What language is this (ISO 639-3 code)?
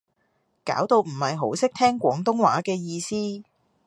yue